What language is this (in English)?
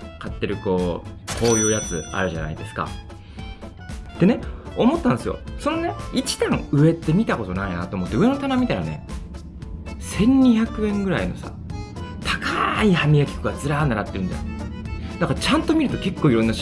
Japanese